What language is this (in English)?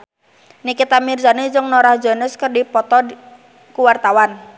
Sundanese